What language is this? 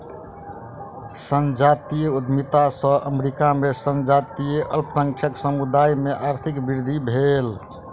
Maithili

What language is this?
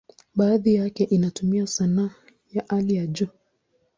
Swahili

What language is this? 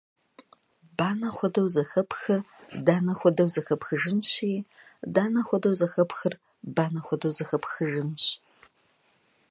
Kabardian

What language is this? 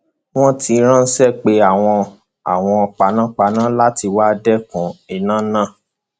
Yoruba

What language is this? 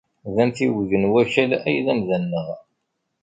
Kabyle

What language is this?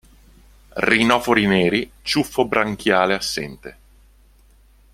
Italian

